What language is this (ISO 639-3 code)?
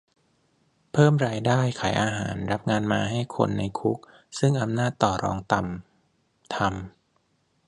tha